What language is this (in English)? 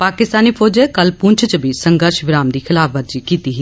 Dogri